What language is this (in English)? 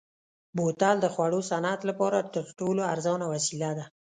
Pashto